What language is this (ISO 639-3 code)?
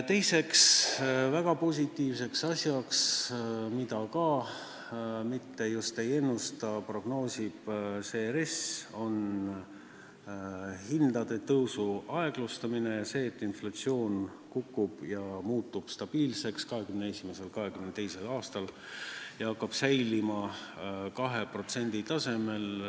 est